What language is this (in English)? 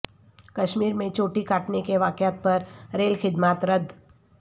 Urdu